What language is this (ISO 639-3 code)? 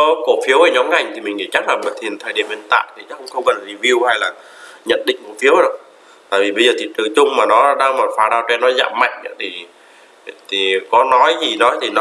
vie